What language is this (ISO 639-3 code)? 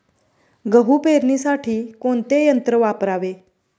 mar